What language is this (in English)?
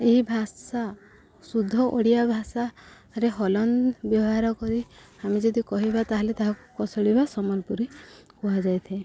Odia